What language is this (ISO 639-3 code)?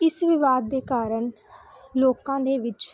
pan